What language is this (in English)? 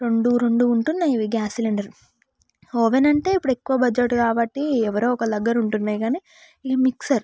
Telugu